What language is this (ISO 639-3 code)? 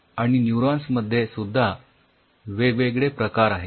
mar